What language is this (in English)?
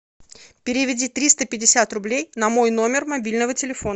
Russian